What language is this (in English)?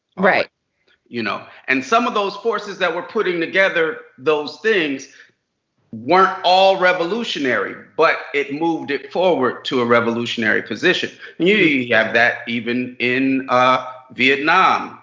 English